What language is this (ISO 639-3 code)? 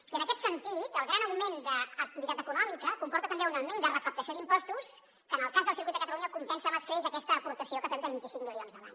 cat